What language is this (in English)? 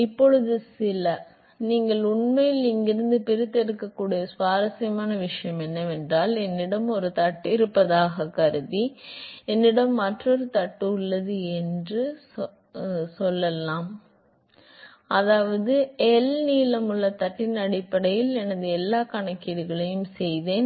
Tamil